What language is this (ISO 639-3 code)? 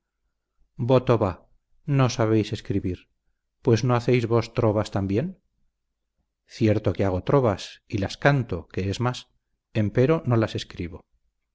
spa